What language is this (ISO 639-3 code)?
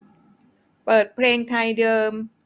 tha